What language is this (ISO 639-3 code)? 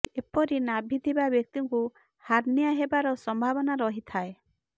ori